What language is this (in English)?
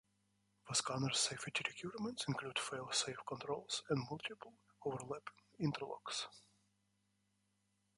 English